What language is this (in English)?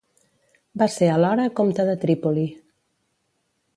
Catalan